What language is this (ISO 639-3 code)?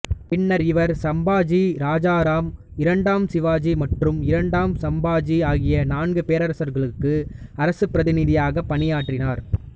tam